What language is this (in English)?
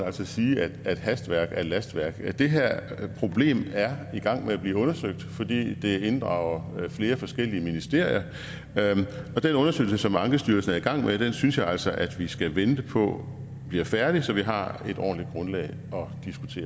Danish